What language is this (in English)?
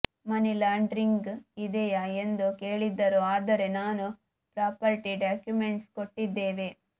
Kannada